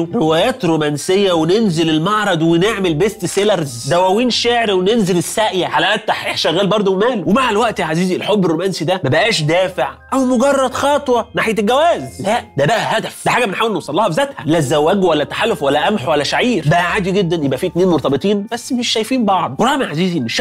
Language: Arabic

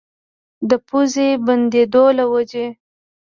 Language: Pashto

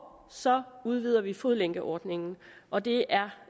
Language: Danish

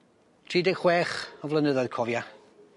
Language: Welsh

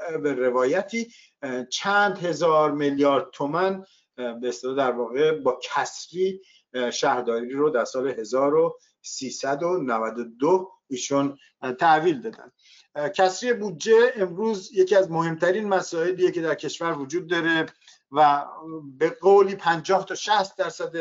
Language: Persian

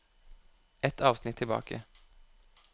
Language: Norwegian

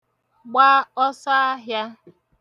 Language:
Igbo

